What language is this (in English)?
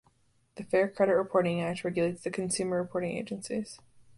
English